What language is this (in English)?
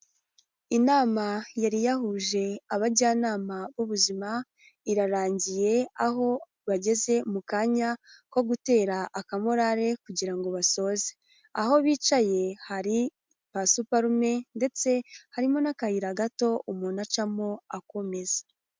Kinyarwanda